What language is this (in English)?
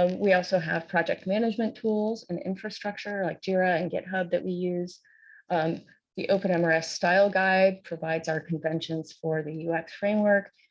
English